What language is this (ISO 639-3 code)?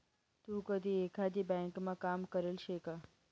mar